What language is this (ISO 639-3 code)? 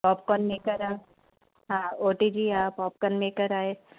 snd